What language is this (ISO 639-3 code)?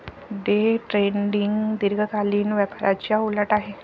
mar